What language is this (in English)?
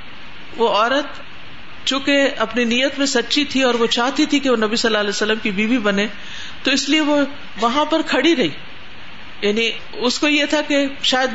Urdu